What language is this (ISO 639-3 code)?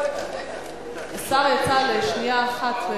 heb